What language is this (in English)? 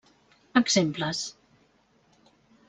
Catalan